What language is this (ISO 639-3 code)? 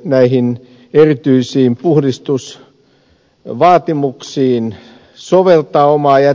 fin